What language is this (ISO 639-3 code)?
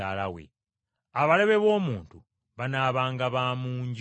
lug